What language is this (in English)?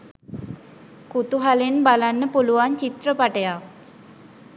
Sinhala